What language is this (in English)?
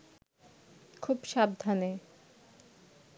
Bangla